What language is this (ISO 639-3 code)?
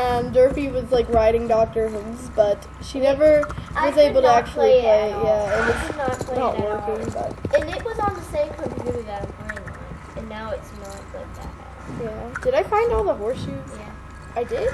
eng